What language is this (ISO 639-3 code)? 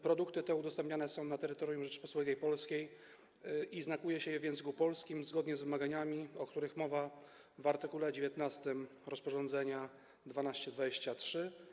pol